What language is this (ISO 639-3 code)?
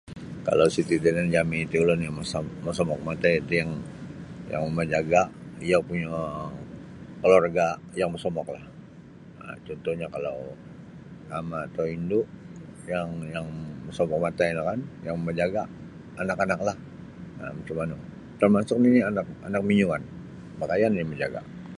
bsy